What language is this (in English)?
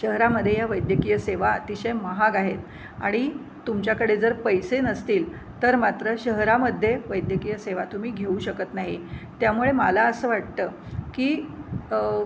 Marathi